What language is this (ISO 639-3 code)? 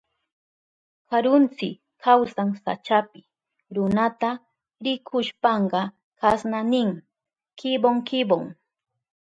qup